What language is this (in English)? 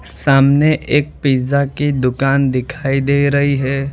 Hindi